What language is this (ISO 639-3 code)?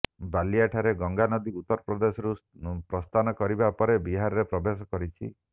ori